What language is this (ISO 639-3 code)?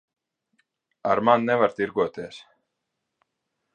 lav